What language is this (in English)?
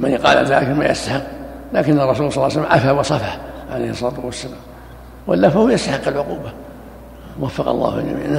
Arabic